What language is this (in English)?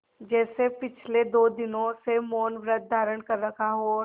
Hindi